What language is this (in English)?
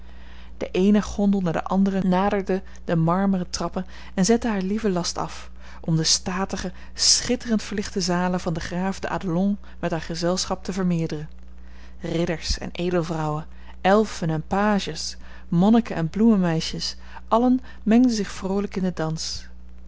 Dutch